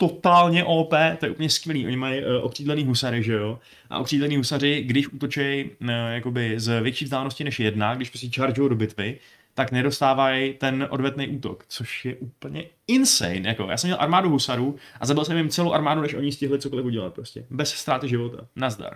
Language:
Czech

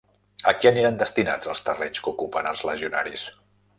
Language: Catalan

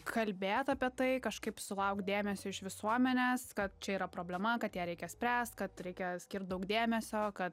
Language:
Lithuanian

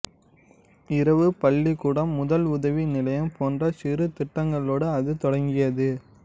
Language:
Tamil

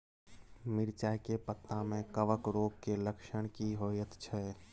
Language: Maithili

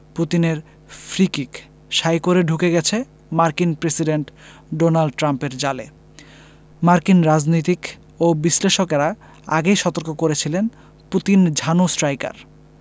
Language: Bangla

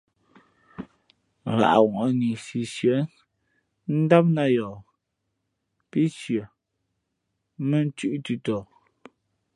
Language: Fe'fe'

